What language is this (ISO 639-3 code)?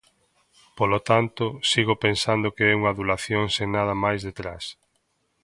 glg